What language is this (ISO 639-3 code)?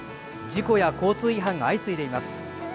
jpn